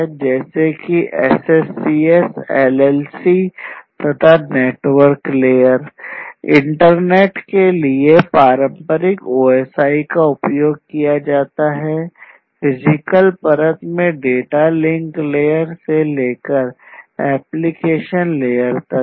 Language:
Hindi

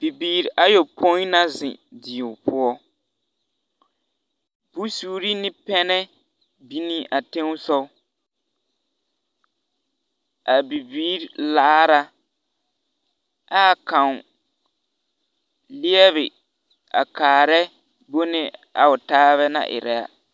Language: Southern Dagaare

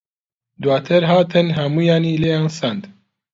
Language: Central Kurdish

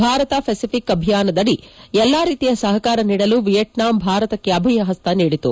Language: Kannada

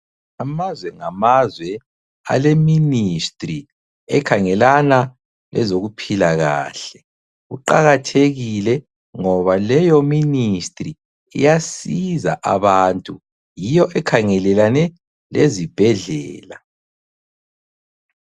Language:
North Ndebele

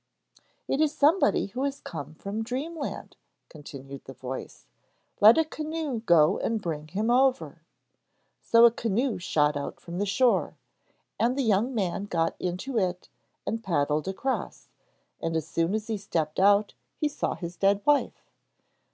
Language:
English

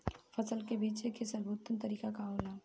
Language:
Bhojpuri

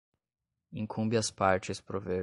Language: Portuguese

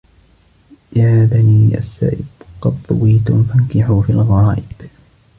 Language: Arabic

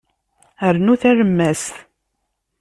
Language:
Kabyle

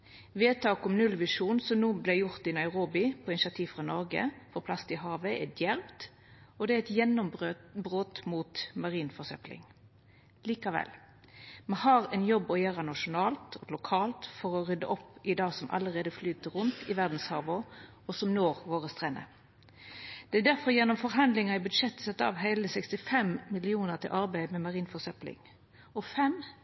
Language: Norwegian Nynorsk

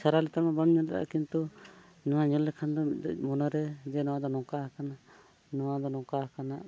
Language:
Santali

